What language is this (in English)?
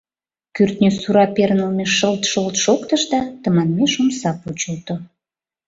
Mari